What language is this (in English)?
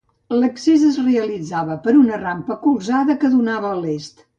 Catalan